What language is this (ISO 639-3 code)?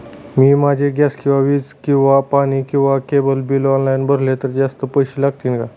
mar